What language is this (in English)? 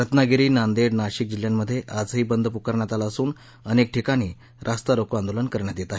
Marathi